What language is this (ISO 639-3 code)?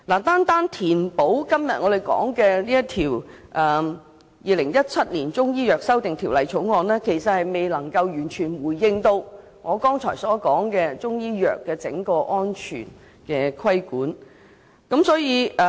yue